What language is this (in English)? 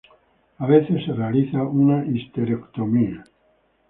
Spanish